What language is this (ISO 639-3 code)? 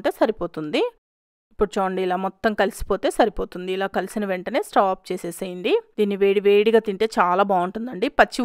tel